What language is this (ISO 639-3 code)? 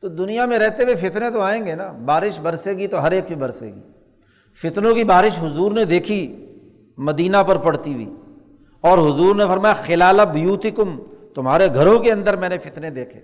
urd